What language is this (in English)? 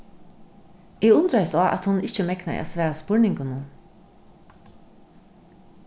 Faroese